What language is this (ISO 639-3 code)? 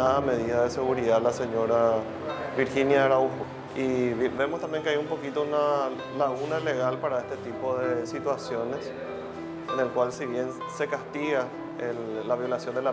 spa